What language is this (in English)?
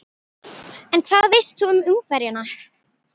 Icelandic